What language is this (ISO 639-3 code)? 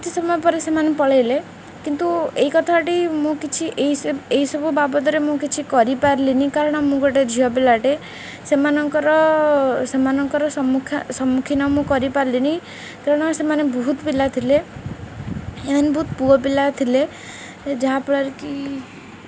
ori